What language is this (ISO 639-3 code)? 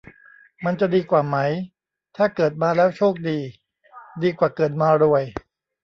tha